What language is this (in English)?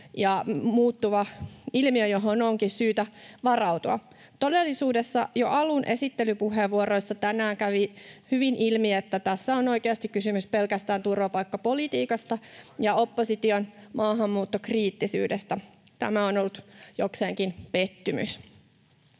Finnish